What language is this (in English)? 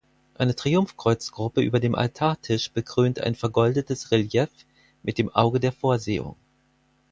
German